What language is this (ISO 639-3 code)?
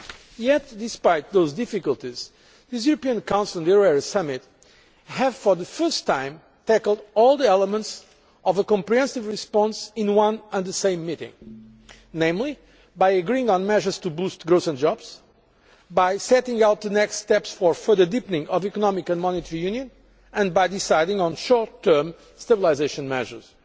eng